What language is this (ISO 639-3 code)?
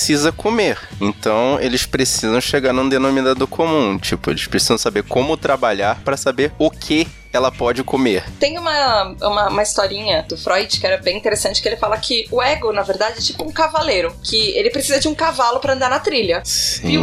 por